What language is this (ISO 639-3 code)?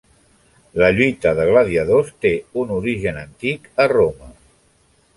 cat